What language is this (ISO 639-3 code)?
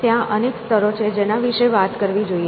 guj